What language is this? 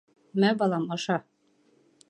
Bashkir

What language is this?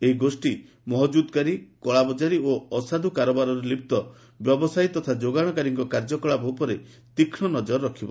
Odia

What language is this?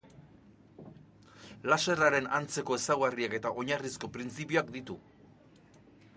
Basque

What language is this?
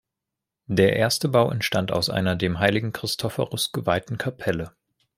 German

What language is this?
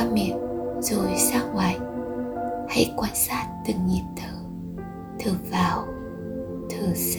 Vietnamese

